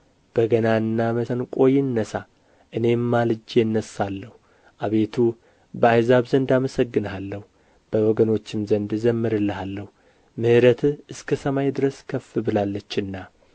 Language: Amharic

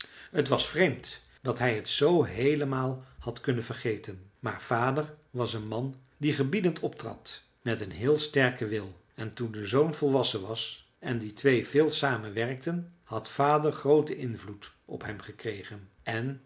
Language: Dutch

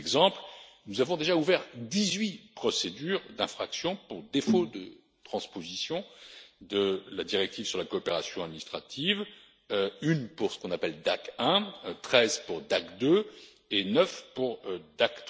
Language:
French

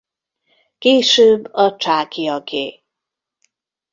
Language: Hungarian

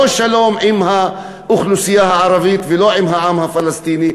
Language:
Hebrew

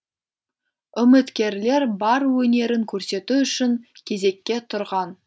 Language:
Kazakh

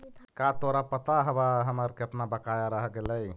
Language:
Magahi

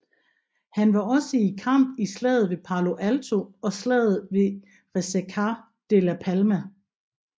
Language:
Danish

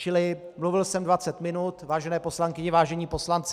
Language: Czech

